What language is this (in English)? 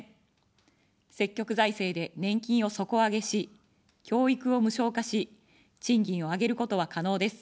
Japanese